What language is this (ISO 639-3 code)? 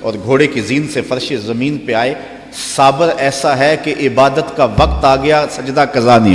hin